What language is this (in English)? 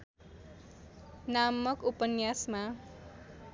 Nepali